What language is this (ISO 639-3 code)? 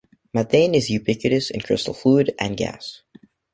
eng